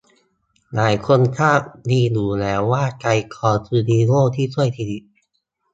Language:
Thai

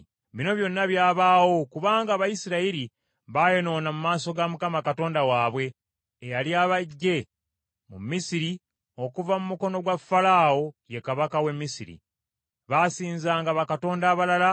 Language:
Ganda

